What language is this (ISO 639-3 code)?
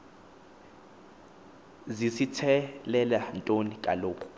xho